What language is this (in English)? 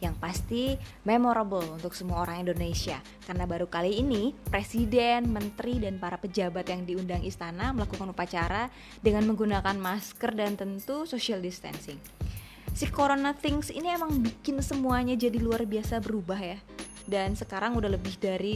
Indonesian